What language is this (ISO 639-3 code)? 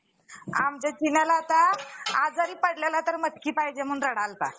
mar